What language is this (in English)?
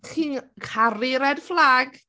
Welsh